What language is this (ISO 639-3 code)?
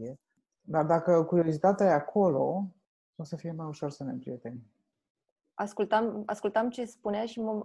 ron